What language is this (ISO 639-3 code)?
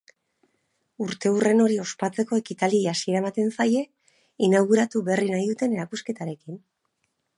eus